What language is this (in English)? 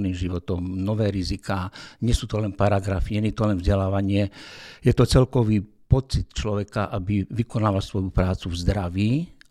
Slovak